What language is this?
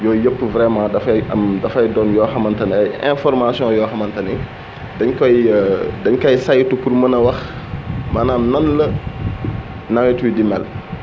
Wolof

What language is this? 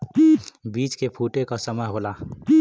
Bhojpuri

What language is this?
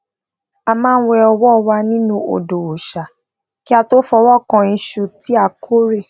Yoruba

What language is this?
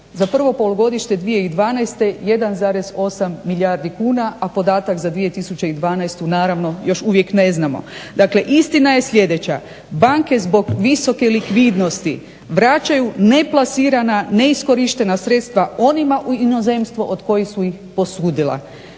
Croatian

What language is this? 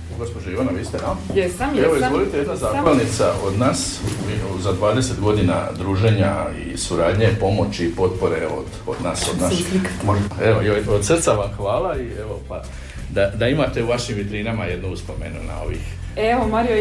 Croatian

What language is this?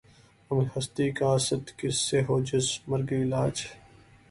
Urdu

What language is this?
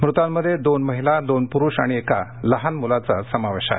Marathi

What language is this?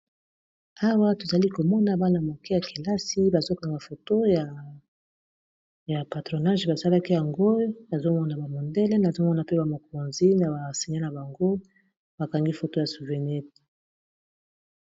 Lingala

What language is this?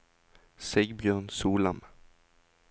Norwegian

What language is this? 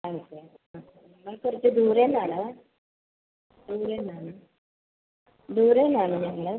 Malayalam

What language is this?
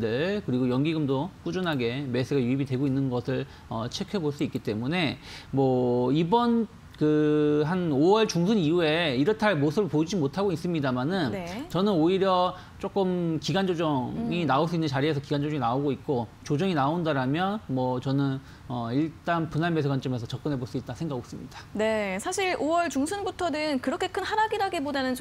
Korean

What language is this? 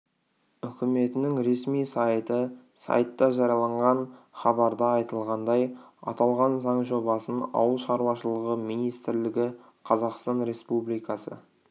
Kazakh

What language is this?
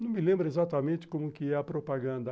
Portuguese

